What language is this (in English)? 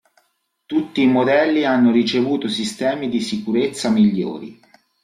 Italian